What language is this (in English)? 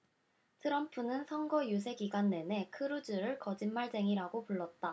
Korean